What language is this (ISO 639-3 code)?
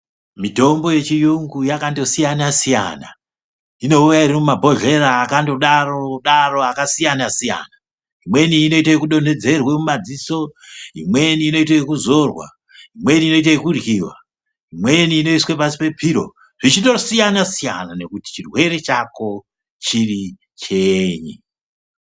ndc